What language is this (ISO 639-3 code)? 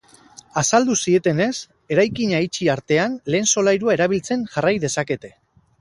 eus